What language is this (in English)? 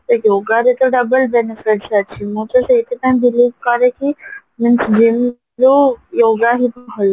Odia